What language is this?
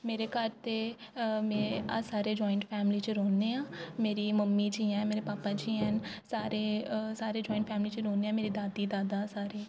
Dogri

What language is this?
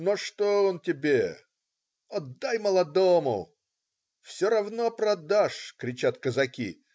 Russian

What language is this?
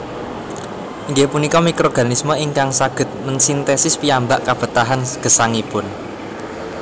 Javanese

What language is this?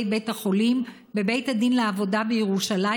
Hebrew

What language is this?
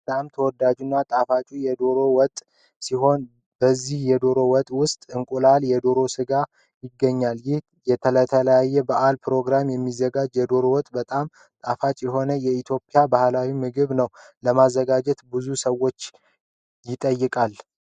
Amharic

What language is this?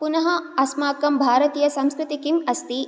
Sanskrit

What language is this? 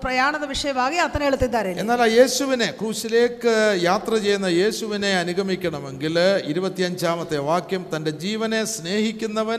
Malayalam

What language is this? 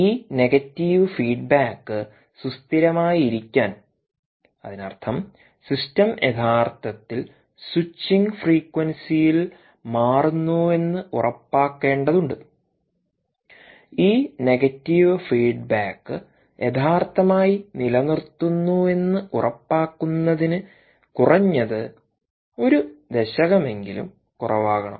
Malayalam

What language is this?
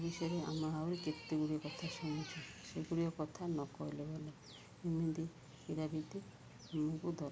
Odia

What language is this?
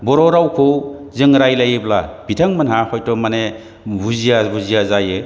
Bodo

